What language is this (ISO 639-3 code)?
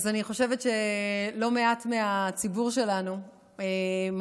heb